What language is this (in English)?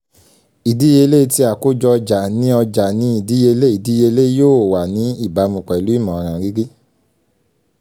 Yoruba